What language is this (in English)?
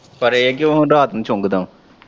Punjabi